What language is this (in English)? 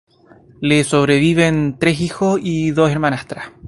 Spanish